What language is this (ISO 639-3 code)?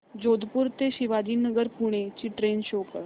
mar